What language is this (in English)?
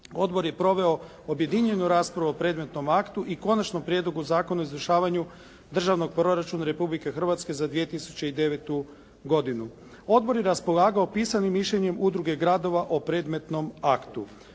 Croatian